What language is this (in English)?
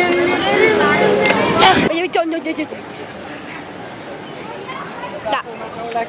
Dutch